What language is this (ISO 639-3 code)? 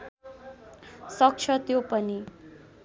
nep